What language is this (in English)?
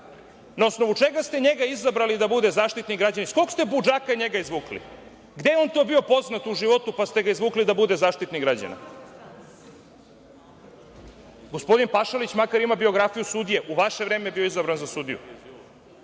Serbian